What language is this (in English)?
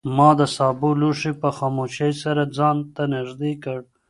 Pashto